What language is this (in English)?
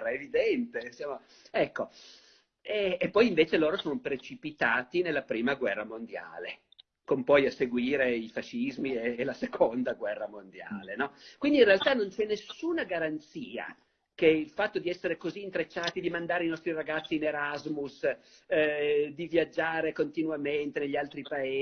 Italian